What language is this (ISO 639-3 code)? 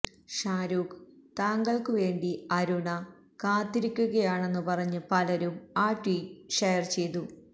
mal